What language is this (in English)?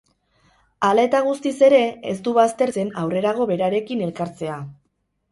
Basque